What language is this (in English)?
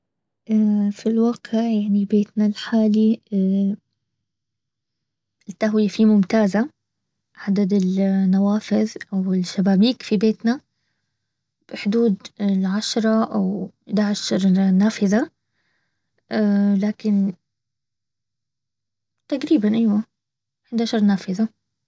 Baharna Arabic